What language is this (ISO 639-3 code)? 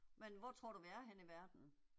dan